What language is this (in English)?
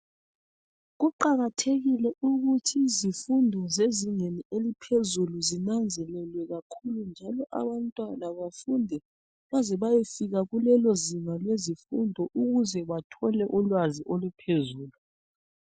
North Ndebele